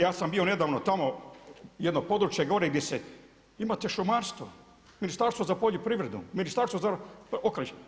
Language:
Croatian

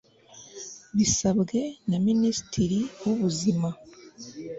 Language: Kinyarwanda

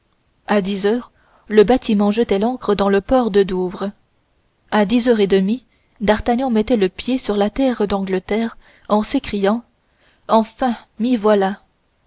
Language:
French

